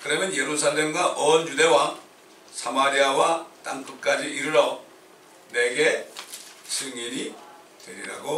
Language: Korean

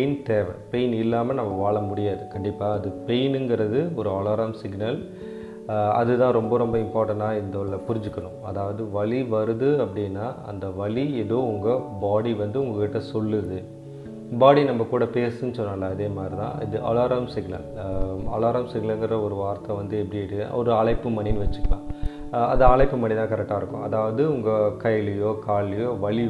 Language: Tamil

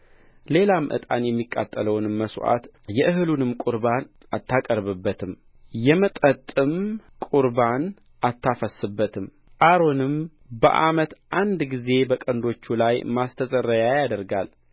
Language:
Amharic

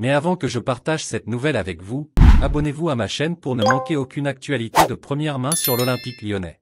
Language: French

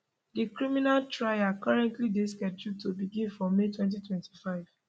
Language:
Nigerian Pidgin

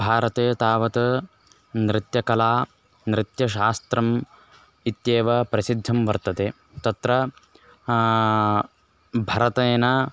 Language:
Sanskrit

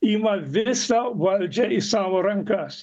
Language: Lithuanian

